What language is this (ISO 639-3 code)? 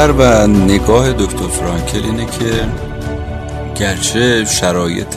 fas